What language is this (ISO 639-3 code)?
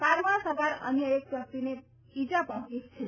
guj